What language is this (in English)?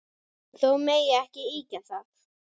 Icelandic